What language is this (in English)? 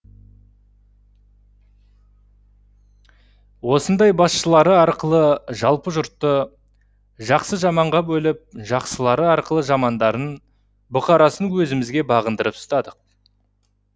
Kazakh